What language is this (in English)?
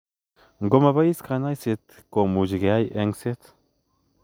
Kalenjin